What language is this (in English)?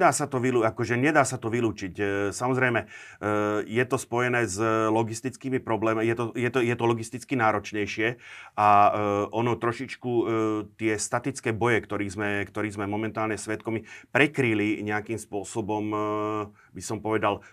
Slovak